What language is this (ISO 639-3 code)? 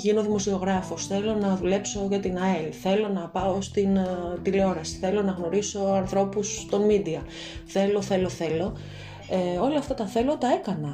ell